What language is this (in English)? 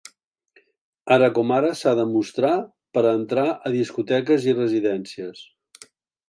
Catalan